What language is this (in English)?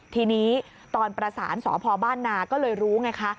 Thai